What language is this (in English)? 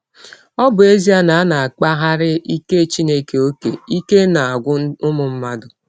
Igbo